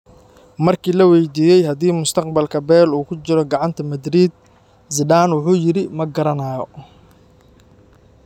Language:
Somali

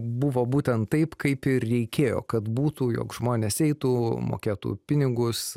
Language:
Lithuanian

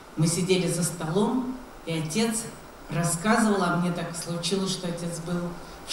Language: Russian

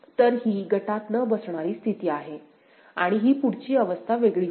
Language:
Marathi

